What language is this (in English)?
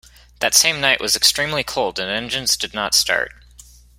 English